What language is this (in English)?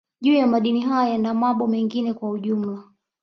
Swahili